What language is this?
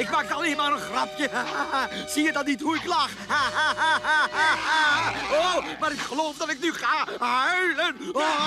Dutch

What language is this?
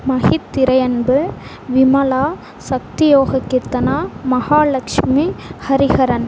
Tamil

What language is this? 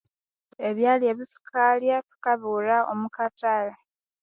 Konzo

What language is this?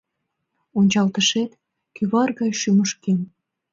Mari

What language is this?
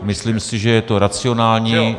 Czech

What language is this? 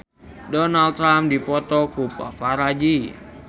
Sundanese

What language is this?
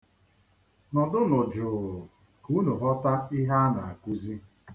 Igbo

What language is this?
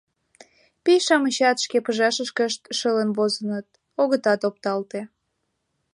Mari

